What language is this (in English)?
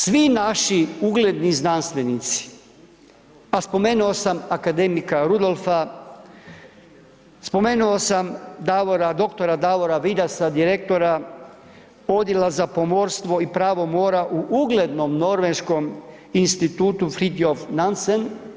Croatian